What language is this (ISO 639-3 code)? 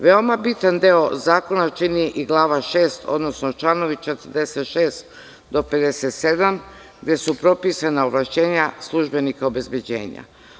srp